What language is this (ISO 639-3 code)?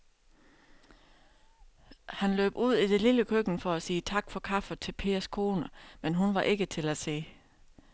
dan